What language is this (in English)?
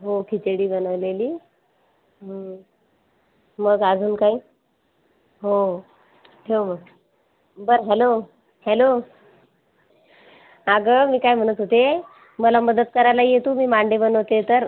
Marathi